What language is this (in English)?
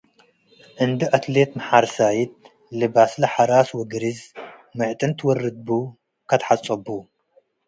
Tigre